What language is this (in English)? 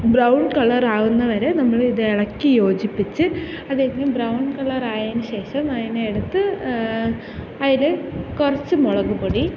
Malayalam